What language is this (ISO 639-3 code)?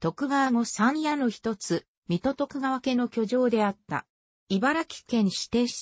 jpn